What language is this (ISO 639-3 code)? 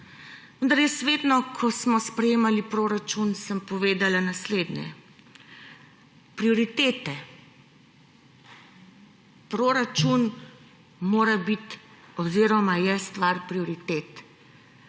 slv